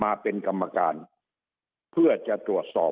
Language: Thai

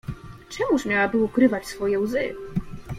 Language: Polish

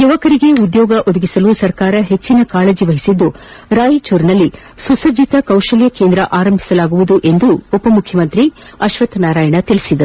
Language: Kannada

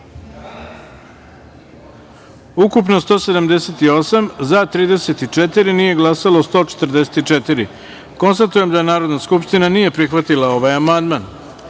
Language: Serbian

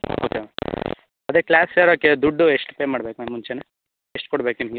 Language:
Kannada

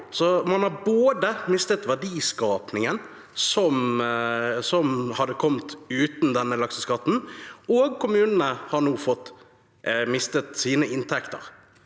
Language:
Norwegian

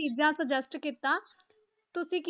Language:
Punjabi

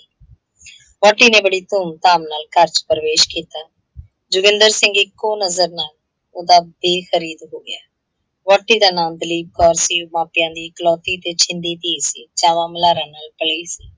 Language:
Punjabi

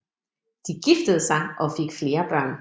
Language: Danish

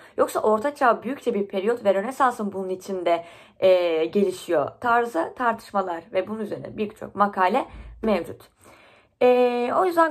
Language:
Turkish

